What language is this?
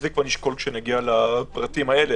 Hebrew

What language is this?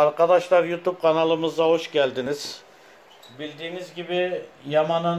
Turkish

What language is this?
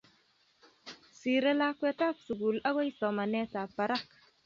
Kalenjin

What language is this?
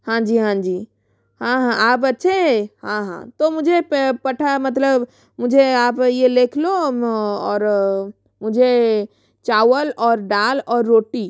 Hindi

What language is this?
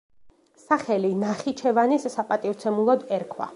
Georgian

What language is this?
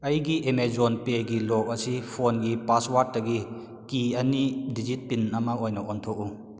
Manipuri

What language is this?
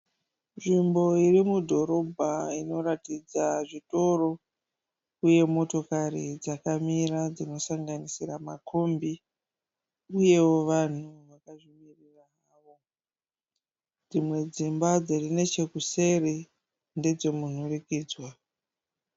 Shona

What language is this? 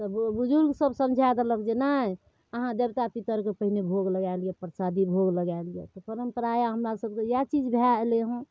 Maithili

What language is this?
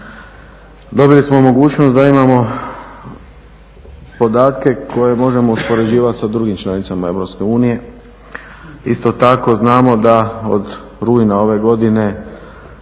Croatian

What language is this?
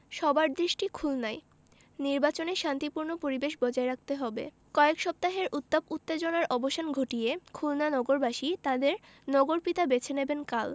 Bangla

